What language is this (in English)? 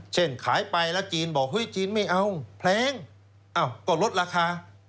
Thai